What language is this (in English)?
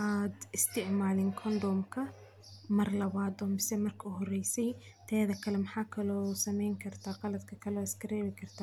Somali